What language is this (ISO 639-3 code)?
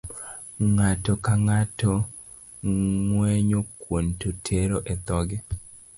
luo